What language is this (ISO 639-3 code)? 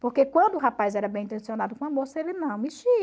por